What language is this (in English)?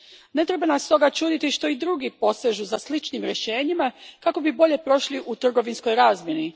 Croatian